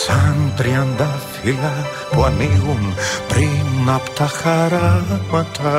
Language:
Greek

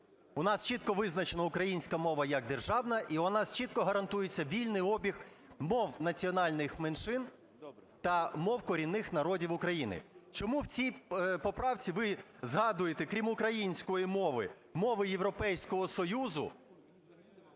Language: Ukrainian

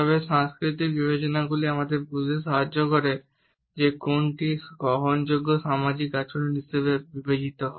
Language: Bangla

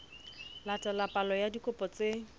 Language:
Southern Sotho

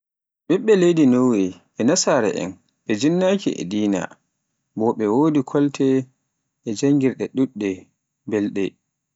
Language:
Pular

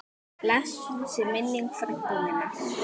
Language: Icelandic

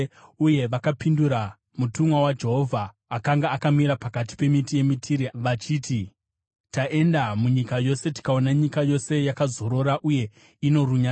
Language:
Shona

